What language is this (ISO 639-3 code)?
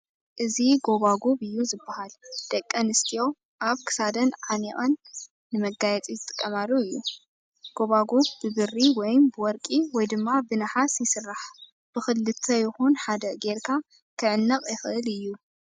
tir